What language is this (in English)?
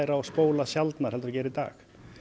Icelandic